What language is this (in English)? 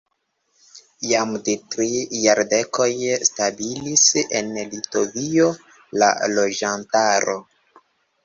Esperanto